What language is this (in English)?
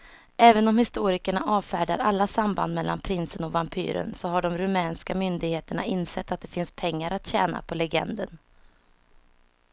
Swedish